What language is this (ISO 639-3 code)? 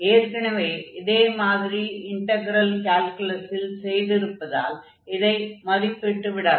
tam